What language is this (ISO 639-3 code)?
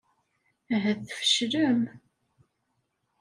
kab